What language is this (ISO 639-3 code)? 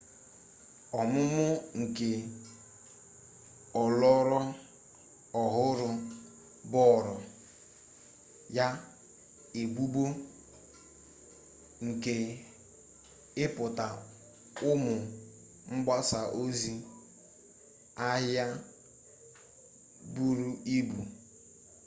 ibo